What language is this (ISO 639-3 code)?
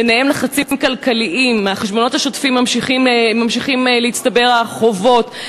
heb